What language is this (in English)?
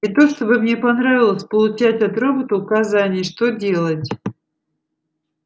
Russian